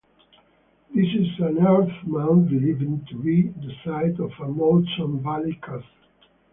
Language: English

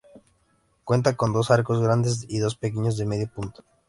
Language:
Spanish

